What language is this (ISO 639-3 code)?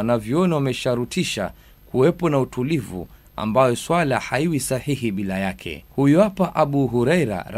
swa